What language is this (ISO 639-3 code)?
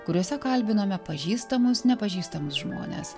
lit